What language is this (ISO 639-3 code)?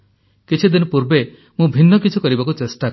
ori